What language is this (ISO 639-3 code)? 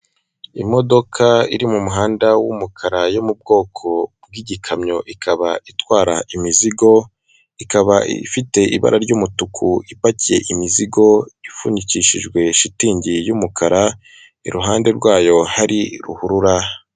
kin